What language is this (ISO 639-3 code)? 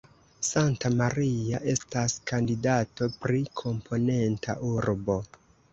epo